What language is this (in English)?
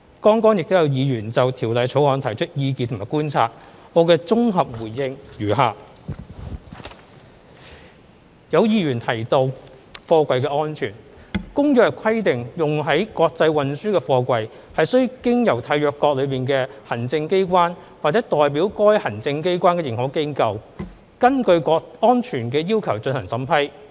Cantonese